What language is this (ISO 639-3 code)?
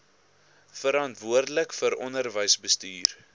afr